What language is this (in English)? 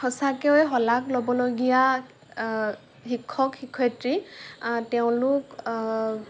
Assamese